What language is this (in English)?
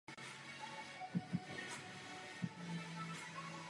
Czech